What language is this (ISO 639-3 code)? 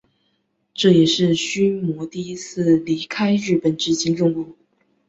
zho